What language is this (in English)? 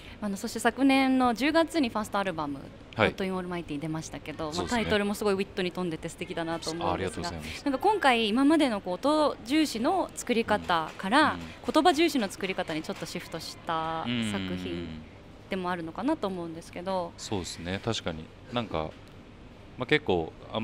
Japanese